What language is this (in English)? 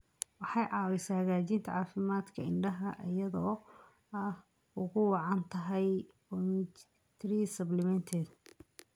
Somali